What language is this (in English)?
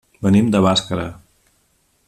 Catalan